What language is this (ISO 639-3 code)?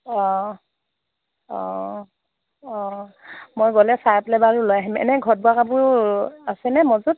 asm